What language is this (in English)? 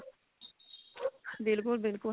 Punjabi